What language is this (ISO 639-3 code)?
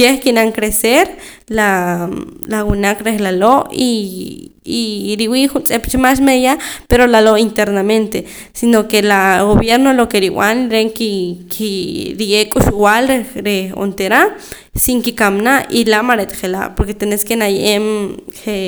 poc